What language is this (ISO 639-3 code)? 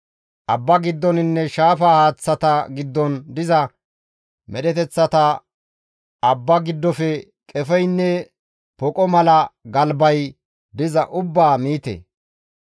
gmv